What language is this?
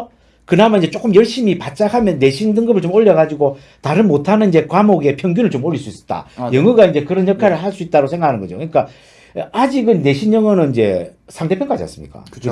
Korean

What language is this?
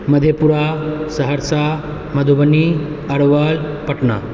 Maithili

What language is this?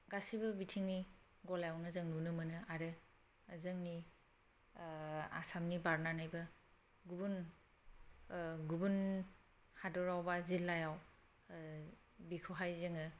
Bodo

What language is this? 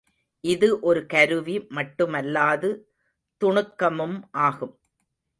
Tamil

